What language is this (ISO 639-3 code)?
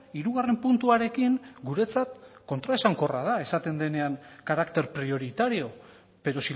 eus